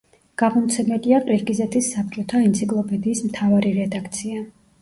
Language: Georgian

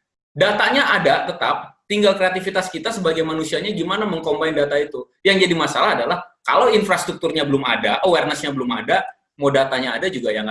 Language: Indonesian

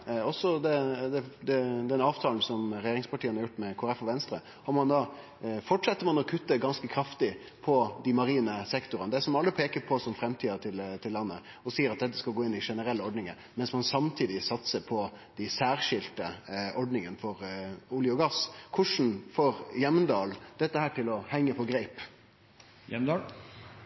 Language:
Norwegian Nynorsk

